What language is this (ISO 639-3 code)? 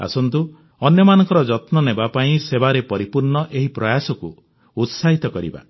ori